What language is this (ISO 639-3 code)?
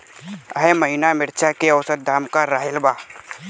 bho